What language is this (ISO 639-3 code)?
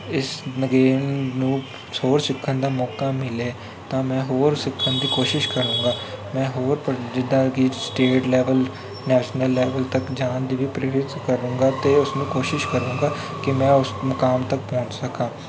pan